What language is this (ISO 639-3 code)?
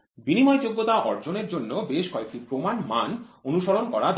ben